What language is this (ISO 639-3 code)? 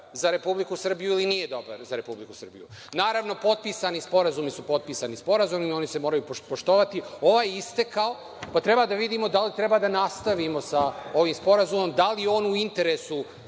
srp